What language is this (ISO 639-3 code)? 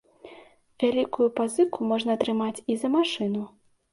bel